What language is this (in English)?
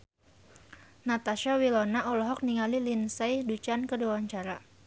Sundanese